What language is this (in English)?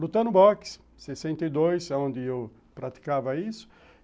Portuguese